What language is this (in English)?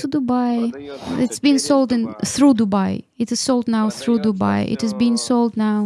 English